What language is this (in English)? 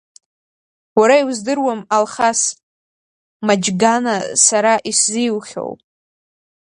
Abkhazian